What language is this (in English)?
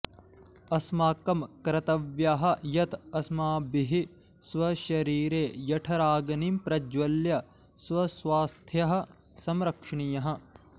Sanskrit